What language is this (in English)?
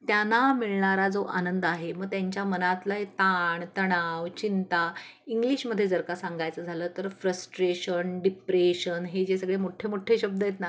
Marathi